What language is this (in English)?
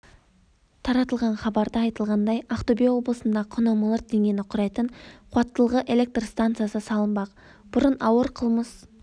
Kazakh